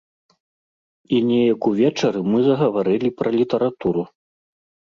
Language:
Belarusian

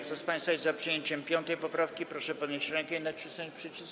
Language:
Polish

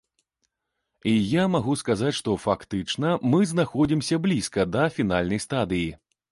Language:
Belarusian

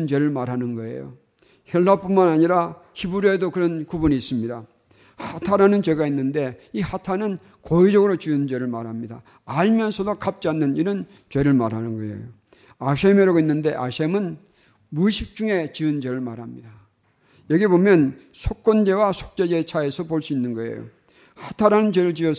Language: Korean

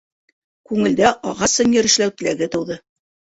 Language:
Bashkir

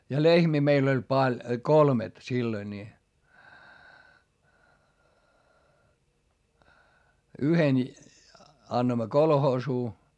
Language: Finnish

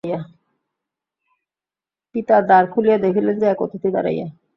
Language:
Bangla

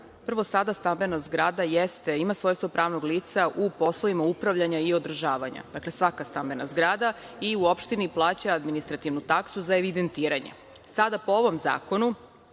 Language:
Serbian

